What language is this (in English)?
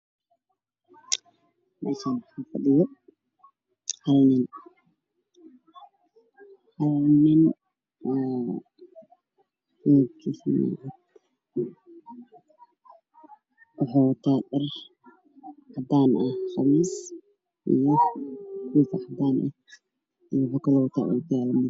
Somali